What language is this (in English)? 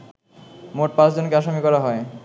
Bangla